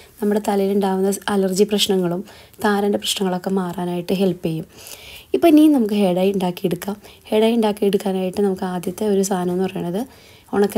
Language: Malayalam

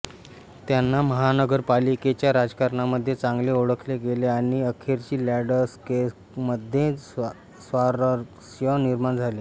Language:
Marathi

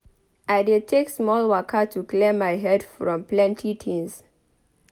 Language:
Nigerian Pidgin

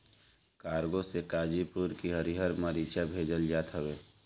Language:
Bhojpuri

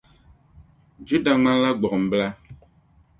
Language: Dagbani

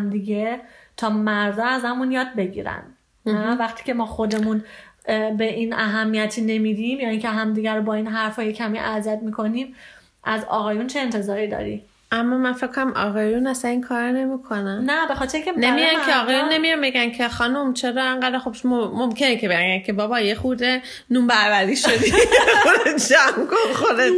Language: Persian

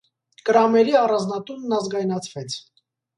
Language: Armenian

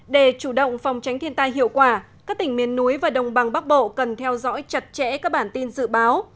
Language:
Vietnamese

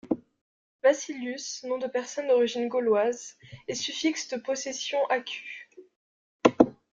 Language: French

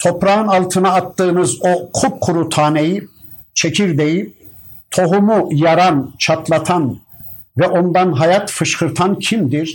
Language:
Turkish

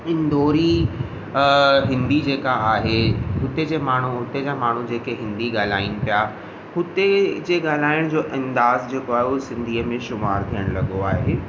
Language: Sindhi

